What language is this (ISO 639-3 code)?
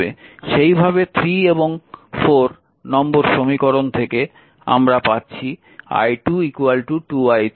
ben